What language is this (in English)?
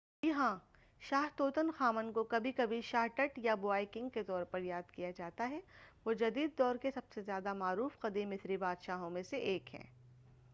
Urdu